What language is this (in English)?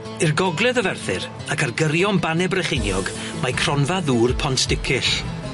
Welsh